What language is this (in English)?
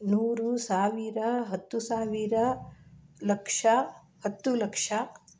Kannada